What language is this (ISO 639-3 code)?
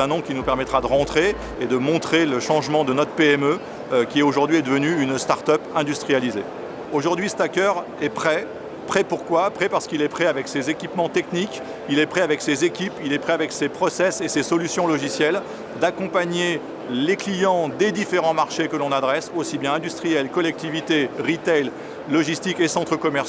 fra